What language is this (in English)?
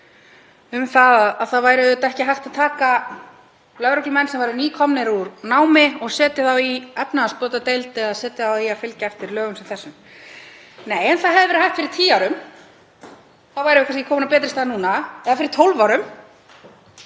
Icelandic